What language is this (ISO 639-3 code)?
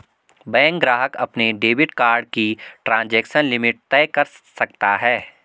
hin